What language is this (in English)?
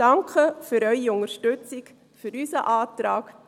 Swiss German